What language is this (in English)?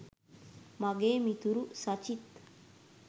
Sinhala